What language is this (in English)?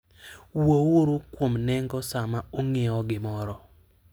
Luo (Kenya and Tanzania)